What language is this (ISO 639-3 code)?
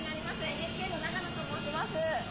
jpn